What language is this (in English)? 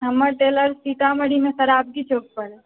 Maithili